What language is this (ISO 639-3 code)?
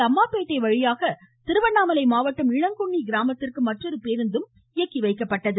tam